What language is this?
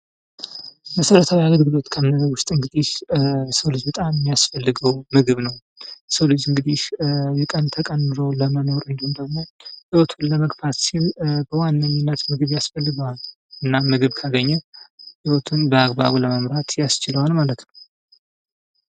Amharic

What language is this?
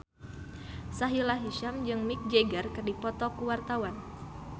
Sundanese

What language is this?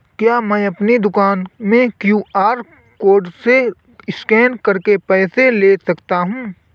Hindi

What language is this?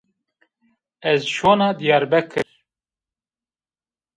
Zaza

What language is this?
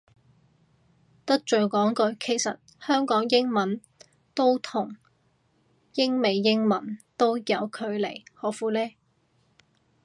Cantonese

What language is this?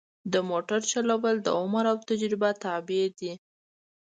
Pashto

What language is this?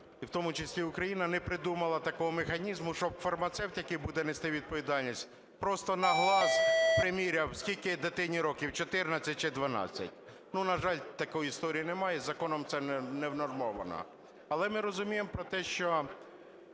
Ukrainian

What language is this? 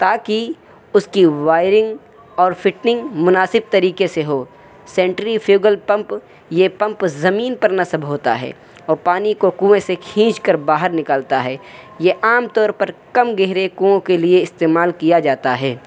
Urdu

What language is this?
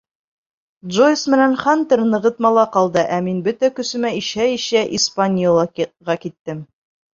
Bashkir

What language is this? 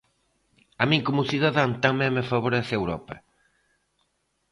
Galician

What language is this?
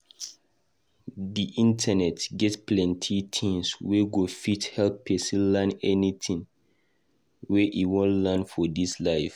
Nigerian Pidgin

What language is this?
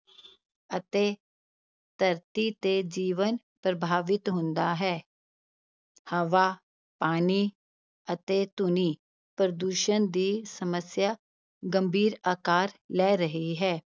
Punjabi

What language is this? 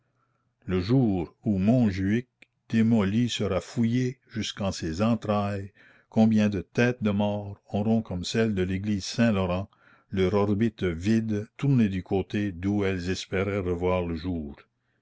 French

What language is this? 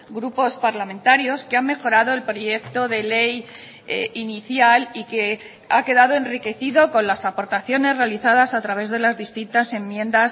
Spanish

